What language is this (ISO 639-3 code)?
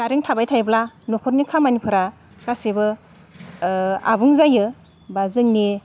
brx